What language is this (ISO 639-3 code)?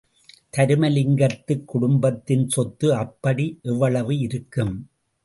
tam